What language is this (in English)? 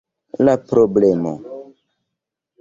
Esperanto